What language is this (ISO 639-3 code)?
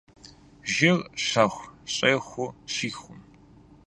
kbd